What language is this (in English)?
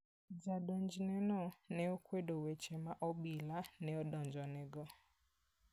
Luo (Kenya and Tanzania)